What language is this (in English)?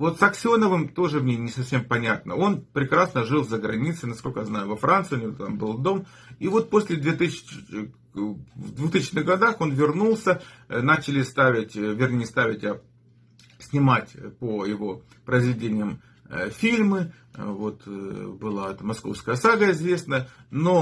Russian